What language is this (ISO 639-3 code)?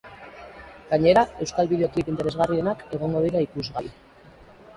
eus